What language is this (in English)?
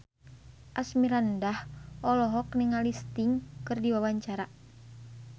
Sundanese